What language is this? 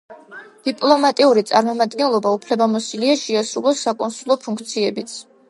Georgian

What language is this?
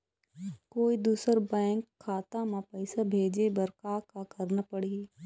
Chhattisgarhi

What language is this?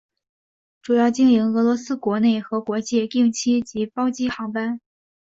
Chinese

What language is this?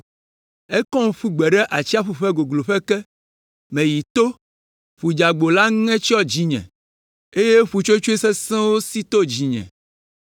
Ewe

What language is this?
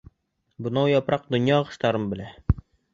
Bashkir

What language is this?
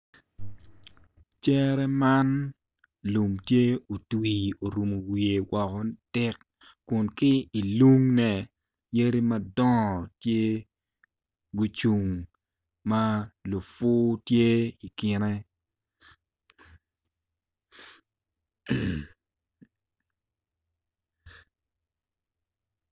Acoli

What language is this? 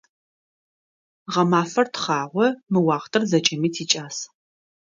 Adyghe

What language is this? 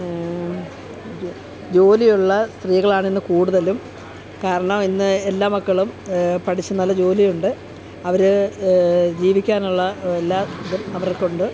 Malayalam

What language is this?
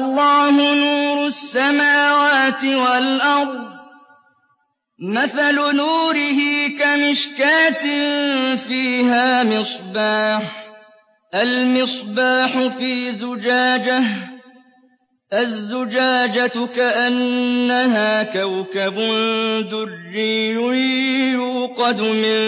Arabic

